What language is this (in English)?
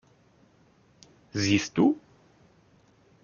German